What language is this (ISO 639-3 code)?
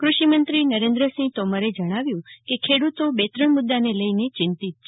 guj